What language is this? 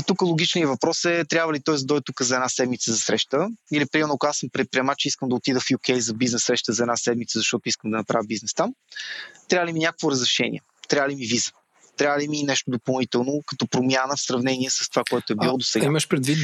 Bulgarian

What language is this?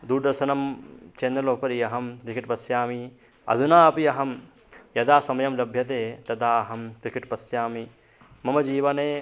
Sanskrit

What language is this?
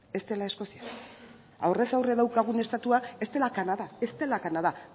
Basque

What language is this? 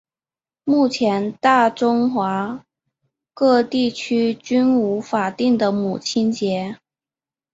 Chinese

